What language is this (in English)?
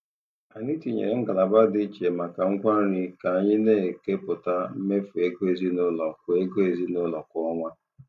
Igbo